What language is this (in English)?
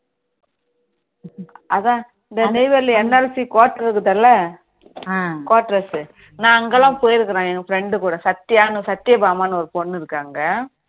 Tamil